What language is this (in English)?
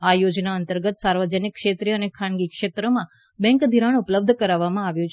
Gujarati